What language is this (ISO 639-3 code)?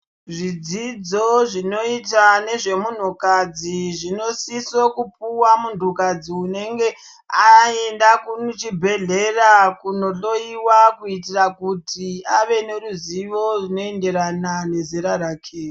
ndc